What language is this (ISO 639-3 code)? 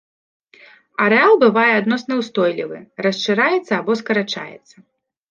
bel